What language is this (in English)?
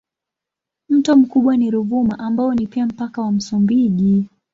Swahili